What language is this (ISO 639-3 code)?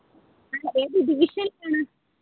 mal